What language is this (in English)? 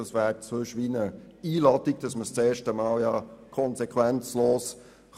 Swiss German